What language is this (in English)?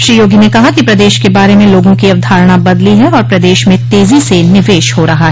Hindi